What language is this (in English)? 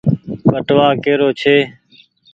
Goaria